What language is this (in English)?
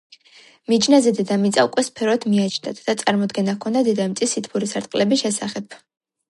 Georgian